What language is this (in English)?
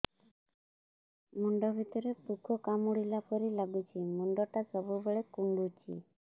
Odia